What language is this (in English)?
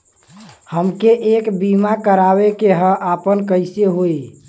Bhojpuri